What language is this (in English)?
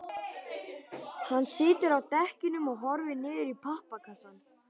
Icelandic